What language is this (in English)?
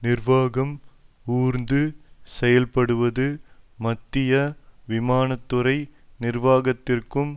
Tamil